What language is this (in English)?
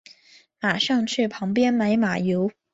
Chinese